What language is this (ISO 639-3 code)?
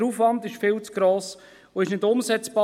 gsw